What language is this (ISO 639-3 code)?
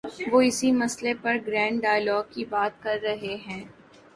urd